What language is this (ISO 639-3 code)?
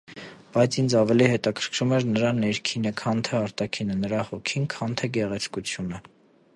hye